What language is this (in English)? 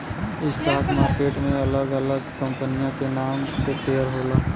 Bhojpuri